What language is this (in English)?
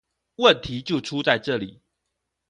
Chinese